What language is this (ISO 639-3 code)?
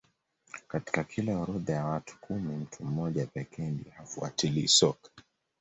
swa